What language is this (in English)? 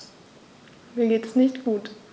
German